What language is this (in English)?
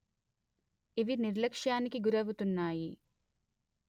Telugu